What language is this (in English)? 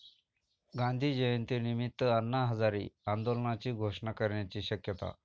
Marathi